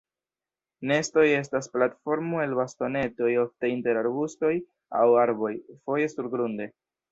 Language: Esperanto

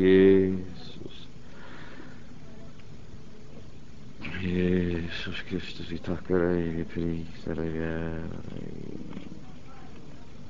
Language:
Swedish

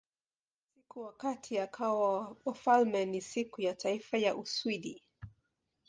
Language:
Swahili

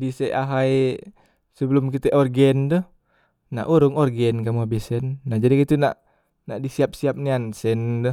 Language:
Musi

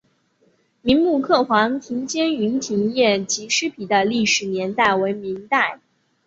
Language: Chinese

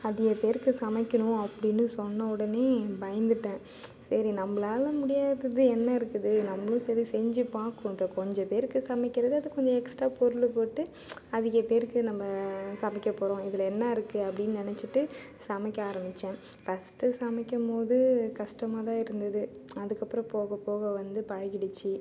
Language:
Tamil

